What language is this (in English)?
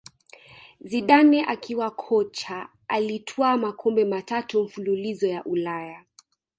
Swahili